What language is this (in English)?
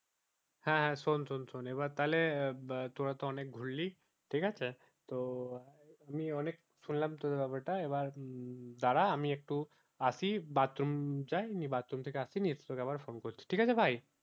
Bangla